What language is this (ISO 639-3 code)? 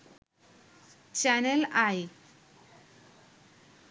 ben